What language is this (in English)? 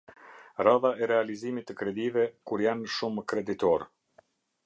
Albanian